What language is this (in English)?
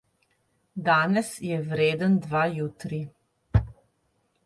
Slovenian